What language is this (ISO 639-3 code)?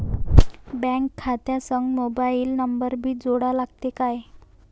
mar